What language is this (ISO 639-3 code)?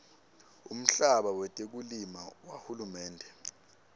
ssw